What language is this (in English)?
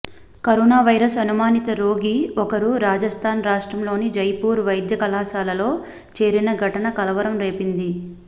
Telugu